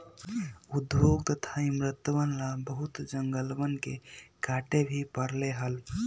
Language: Magahi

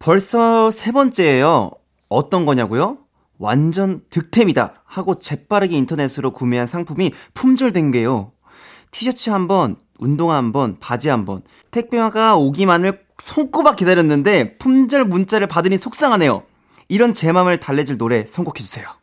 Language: Korean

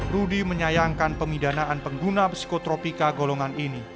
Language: Indonesian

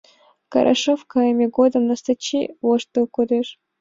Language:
Mari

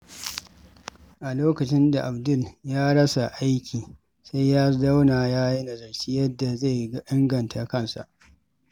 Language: Hausa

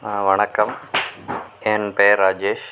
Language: Tamil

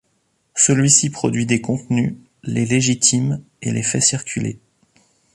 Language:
French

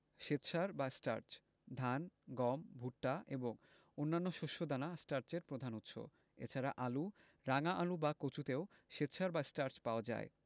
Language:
Bangla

